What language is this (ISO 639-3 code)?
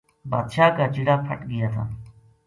gju